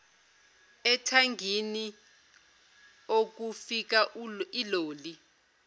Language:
Zulu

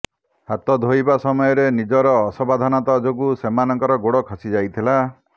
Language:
Odia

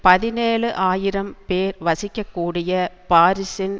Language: Tamil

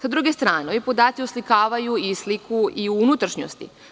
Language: Serbian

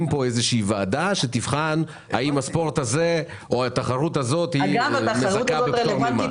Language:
Hebrew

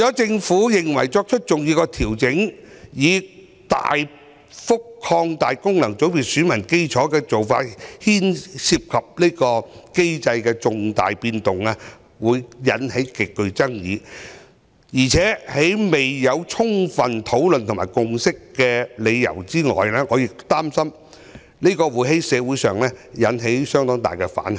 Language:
Cantonese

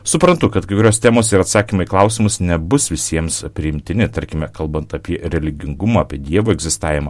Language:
Lithuanian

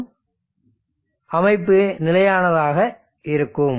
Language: Tamil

